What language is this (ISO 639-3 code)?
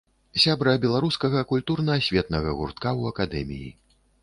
bel